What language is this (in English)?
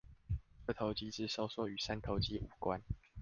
Chinese